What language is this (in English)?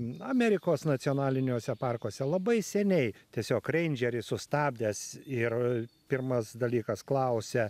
Lithuanian